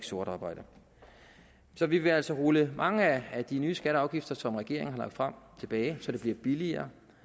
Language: Danish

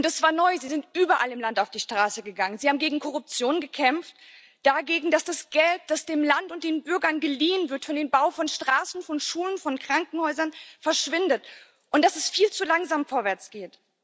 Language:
German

